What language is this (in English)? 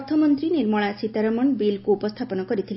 Odia